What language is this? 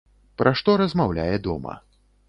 Belarusian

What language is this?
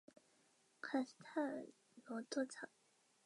Chinese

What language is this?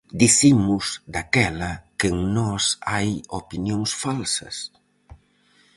Galician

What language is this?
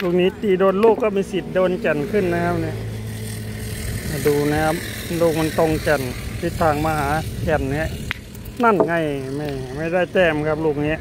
Thai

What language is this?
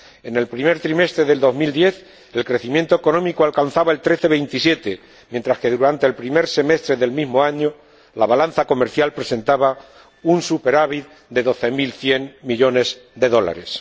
Spanish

